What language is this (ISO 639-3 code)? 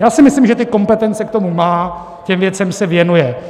ces